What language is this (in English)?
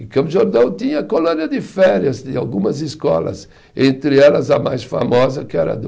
Portuguese